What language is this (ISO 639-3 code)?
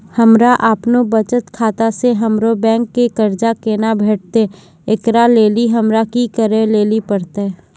mai